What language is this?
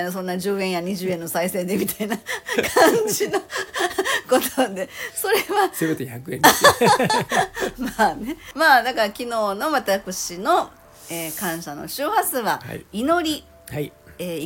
Japanese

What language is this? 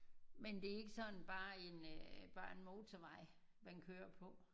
Danish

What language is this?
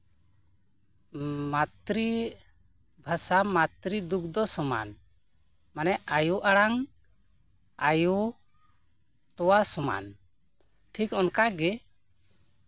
Santali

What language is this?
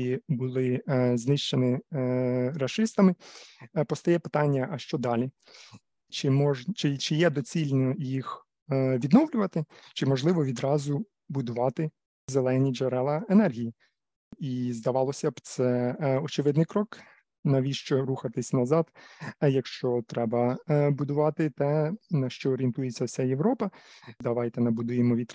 Ukrainian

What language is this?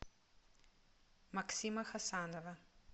Russian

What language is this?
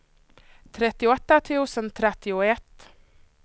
Swedish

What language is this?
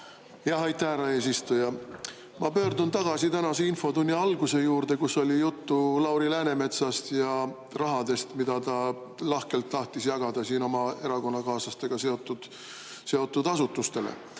Estonian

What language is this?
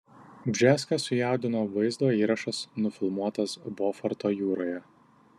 Lithuanian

